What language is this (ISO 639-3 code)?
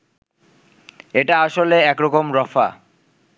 ben